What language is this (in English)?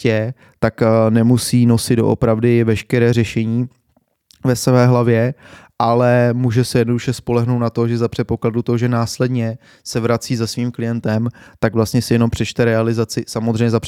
Czech